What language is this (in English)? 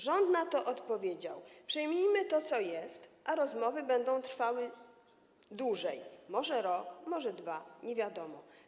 Polish